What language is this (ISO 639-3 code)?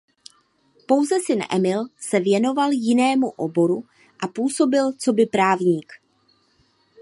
ces